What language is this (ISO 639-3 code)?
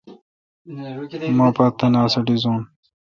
xka